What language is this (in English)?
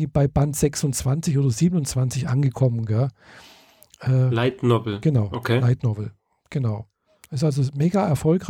German